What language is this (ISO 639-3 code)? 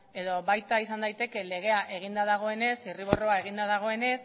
eus